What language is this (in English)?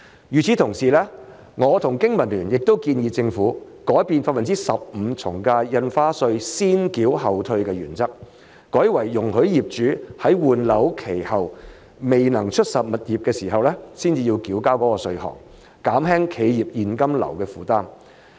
Cantonese